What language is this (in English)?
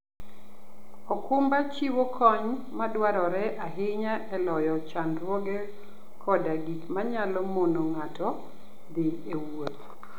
Luo (Kenya and Tanzania)